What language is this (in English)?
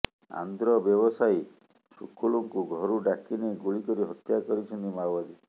Odia